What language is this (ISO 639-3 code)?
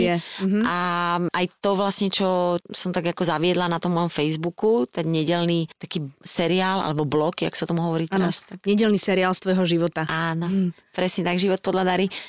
slk